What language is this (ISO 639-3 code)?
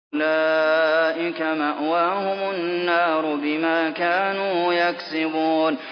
ara